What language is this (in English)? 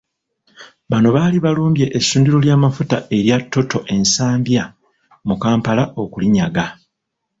Ganda